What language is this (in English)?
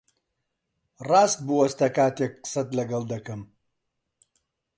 Central Kurdish